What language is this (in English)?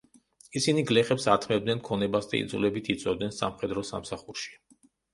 Georgian